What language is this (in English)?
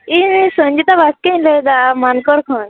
Santali